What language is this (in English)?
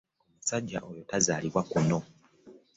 Ganda